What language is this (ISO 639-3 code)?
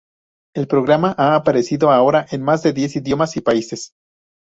spa